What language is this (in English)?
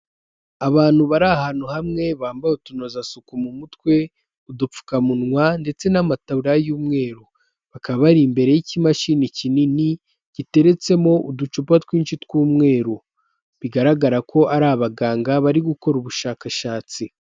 Kinyarwanda